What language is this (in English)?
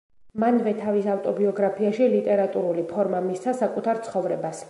Georgian